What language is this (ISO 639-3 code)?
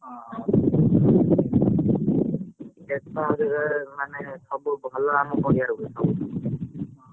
ori